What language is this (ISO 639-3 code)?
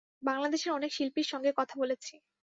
ben